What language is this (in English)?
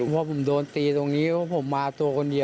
Thai